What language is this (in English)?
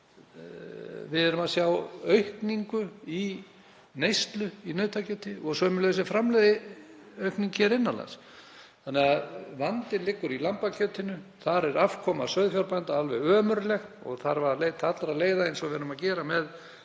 Icelandic